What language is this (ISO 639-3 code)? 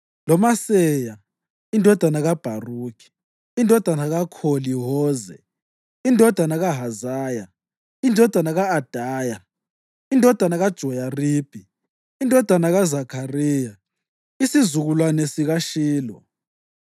nde